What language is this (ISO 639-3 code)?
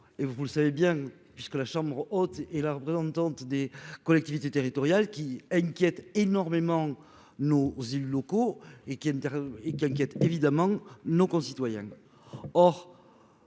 fra